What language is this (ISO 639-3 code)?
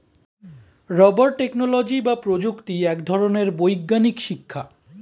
ben